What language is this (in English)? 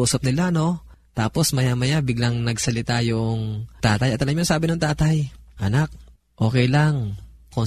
Filipino